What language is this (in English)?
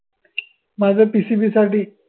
Marathi